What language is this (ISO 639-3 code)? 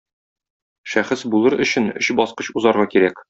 tat